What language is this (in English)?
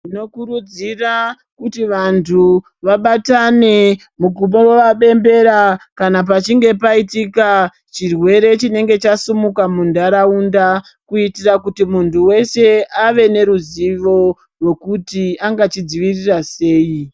Ndau